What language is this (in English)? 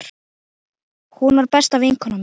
Icelandic